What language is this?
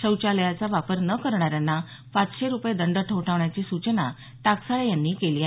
Marathi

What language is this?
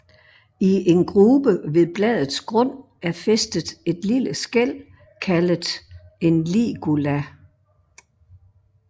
Danish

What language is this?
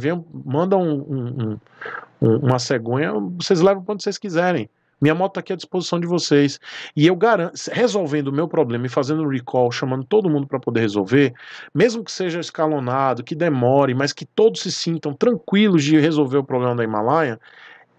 Portuguese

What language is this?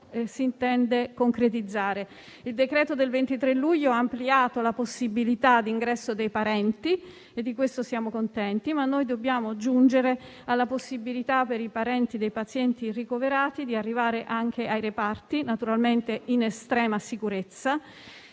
Italian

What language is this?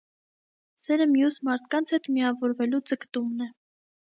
Armenian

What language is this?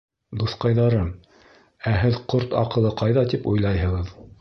Bashkir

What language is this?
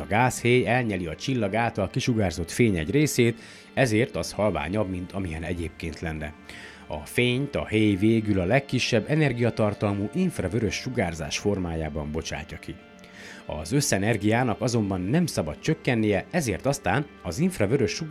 Hungarian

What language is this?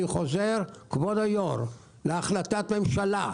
Hebrew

